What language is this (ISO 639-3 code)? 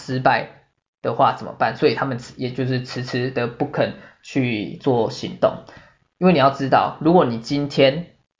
zho